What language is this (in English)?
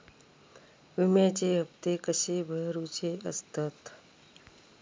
Marathi